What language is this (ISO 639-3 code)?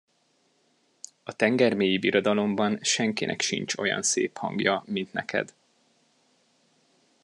hun